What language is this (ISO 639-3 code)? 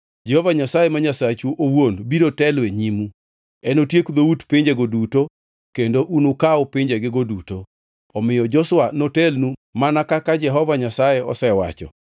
luo